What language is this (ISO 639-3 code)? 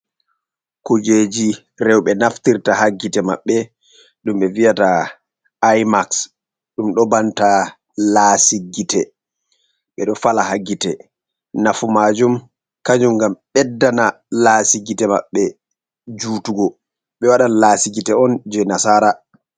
ful